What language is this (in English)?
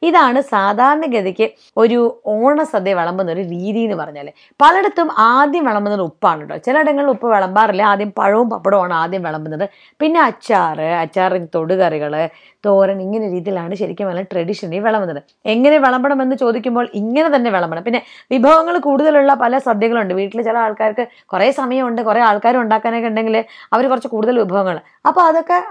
Malayalam